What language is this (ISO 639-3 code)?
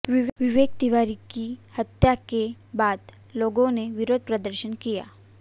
hin